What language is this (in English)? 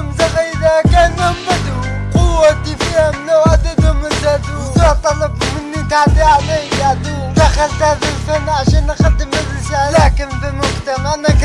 Arabic